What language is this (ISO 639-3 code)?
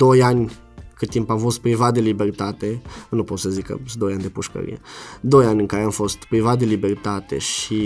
ron